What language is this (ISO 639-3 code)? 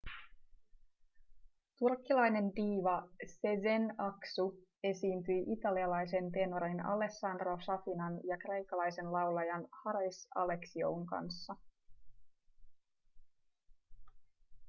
fin